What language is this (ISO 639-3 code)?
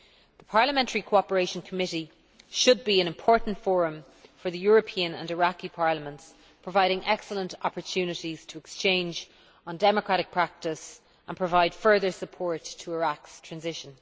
eng